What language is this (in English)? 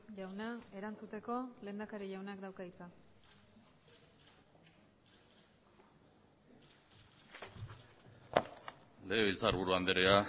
Basque